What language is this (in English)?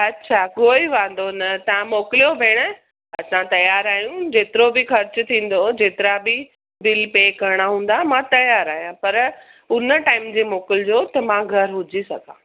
Sindhi